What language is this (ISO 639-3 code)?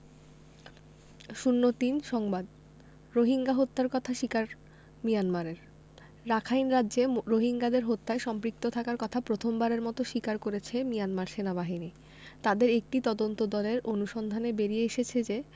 ben